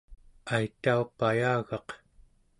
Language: Central Yupik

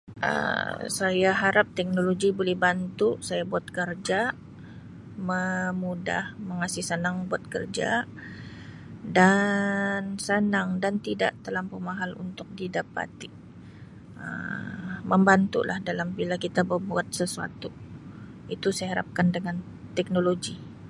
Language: Sabah Malay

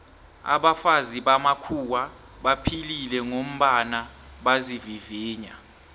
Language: South Ndebele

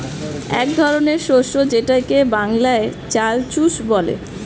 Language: Bangla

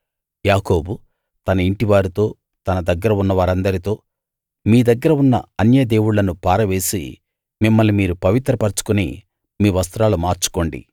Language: Telugu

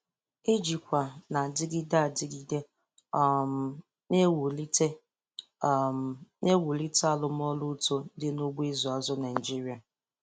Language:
Igbo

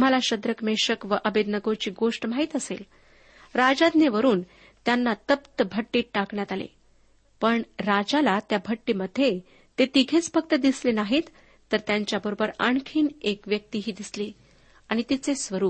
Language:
Marathi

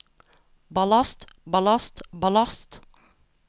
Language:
Norwegian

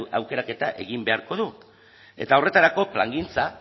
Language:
Basque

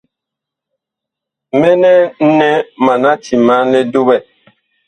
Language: Bakoko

